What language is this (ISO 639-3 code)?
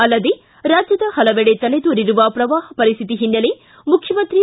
kan